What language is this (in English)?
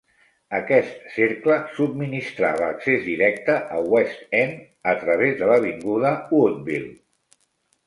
Catalan